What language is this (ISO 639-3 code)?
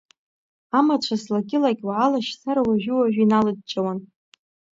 abk